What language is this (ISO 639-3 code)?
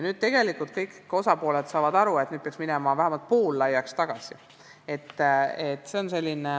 est